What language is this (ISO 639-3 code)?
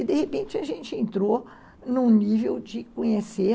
por